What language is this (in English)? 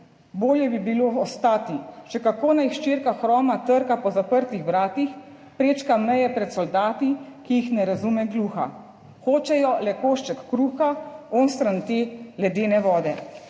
Slovenian